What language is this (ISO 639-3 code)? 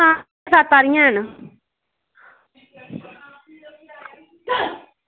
doi